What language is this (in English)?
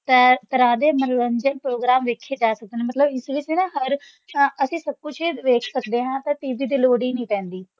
Punjabi